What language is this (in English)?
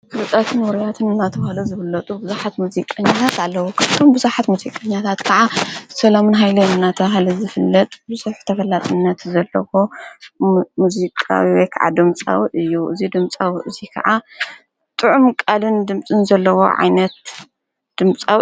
Tigrinya